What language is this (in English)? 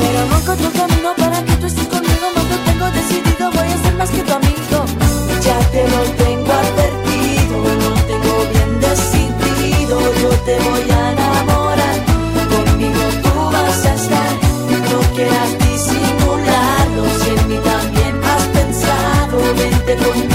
Spanish